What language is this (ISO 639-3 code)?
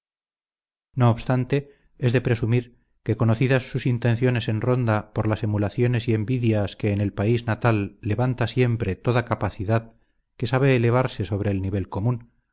spa